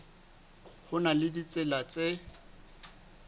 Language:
Southern Sotho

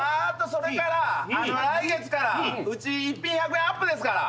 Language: Japanese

